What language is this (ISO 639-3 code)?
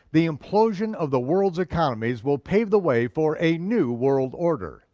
eng